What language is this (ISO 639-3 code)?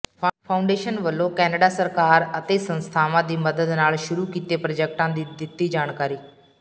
pan